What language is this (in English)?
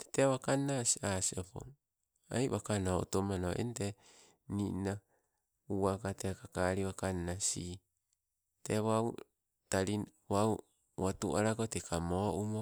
Sibe